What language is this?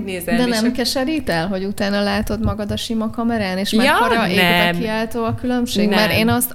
Hungarian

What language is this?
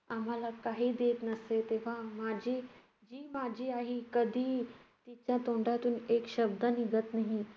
Marathi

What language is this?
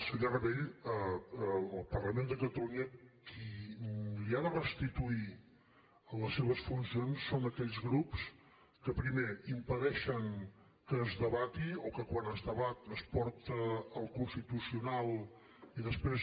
Catalan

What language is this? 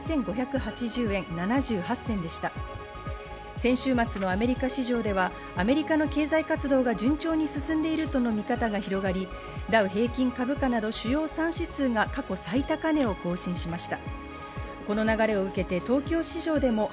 Japanese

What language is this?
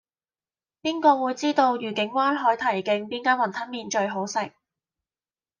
Cantonese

